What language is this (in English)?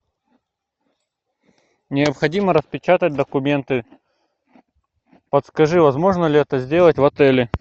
Russian